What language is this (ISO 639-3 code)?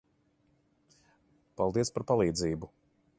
lav